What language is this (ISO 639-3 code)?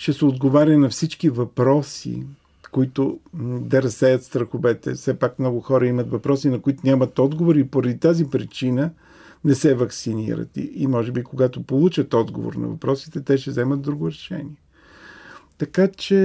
bul